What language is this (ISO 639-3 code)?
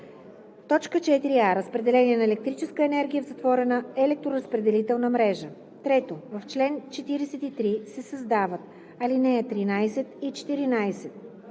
bul